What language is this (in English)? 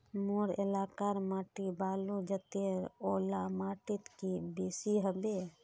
Magahi